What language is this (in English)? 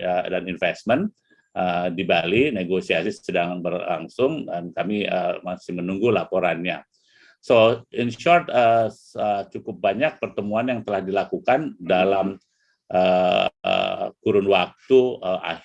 Indonesian